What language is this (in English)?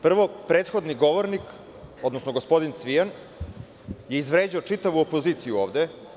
Serbian